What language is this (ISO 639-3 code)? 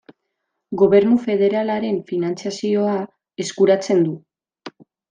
eus